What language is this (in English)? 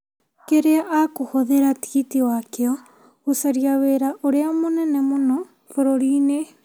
Kikuyu